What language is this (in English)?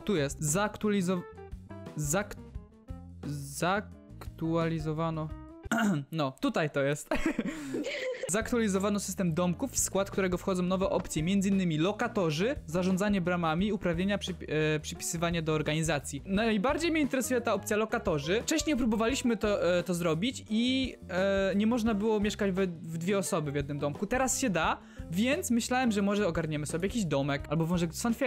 Polish